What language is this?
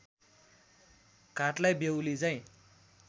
Nepali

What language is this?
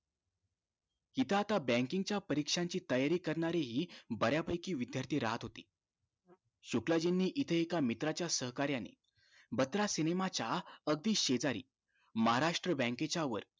Marathi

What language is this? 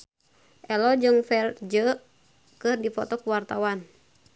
Sundanese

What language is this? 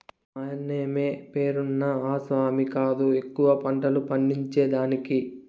Telugu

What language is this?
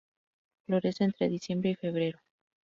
Spanish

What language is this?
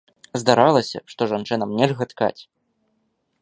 Belarusian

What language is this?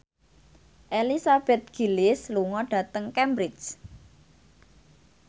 Javanese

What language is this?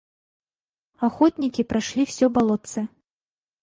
Russian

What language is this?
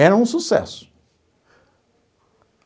Portuguese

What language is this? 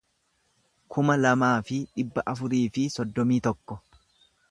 Oromo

